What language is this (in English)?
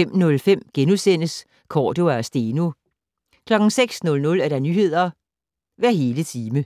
Danish